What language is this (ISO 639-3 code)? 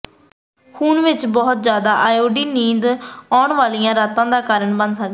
pan